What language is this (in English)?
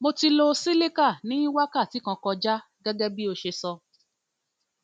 Yoruba